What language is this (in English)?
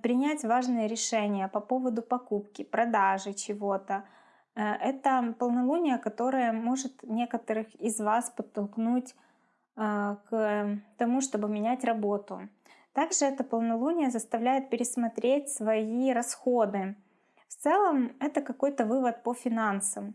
Russian